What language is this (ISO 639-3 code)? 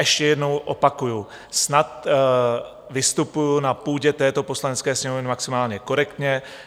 ces